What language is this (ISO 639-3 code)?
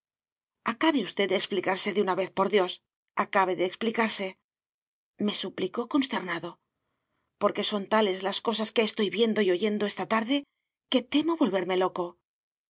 spa